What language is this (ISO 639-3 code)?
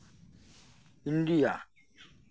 sat